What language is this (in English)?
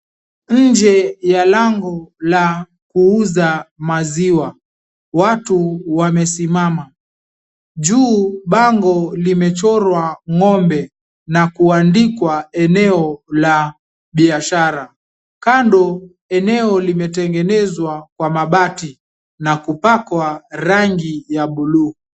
Swahili